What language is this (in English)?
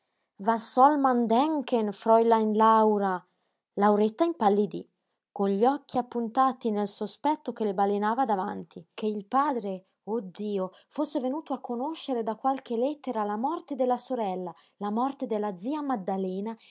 Italian